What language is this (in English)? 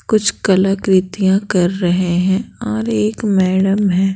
Hindi